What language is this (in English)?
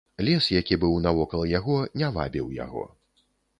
Belarusian